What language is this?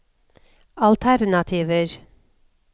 Norwegian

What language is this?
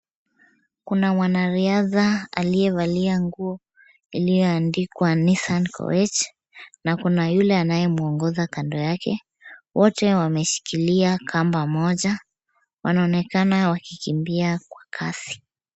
Swahili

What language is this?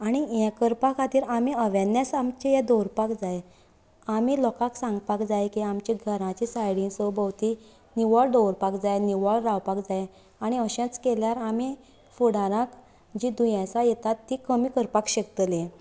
Konkani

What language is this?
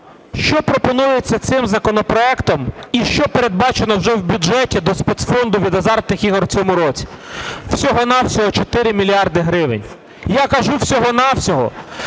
Ukrainian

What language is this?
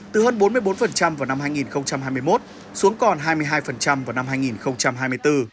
Vietnamese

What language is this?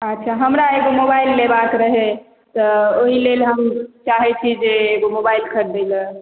Maithili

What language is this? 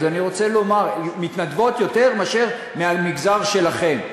Hebrew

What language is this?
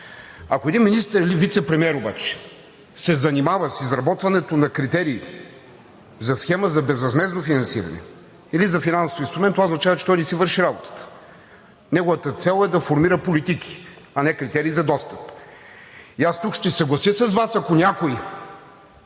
Bulgarian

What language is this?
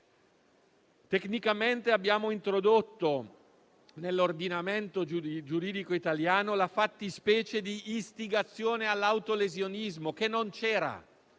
Italian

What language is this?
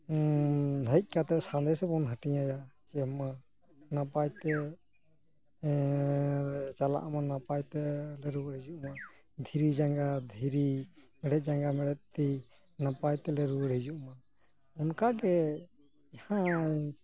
Santali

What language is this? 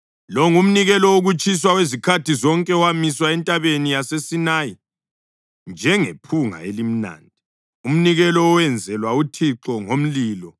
North Ndebele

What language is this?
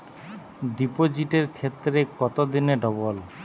Bangla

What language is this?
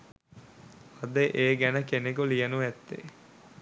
Sinhala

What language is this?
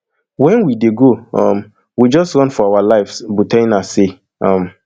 Nigerian Pidgin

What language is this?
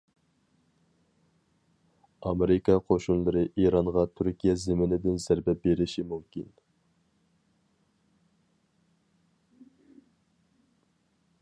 Uyghur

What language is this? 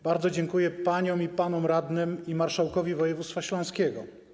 Polish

